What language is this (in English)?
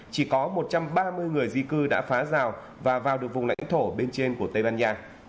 Vietnamese